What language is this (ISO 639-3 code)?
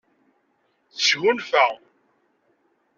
kab